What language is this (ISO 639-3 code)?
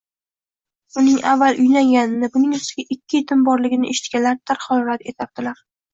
uzb